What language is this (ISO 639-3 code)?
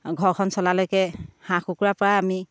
asm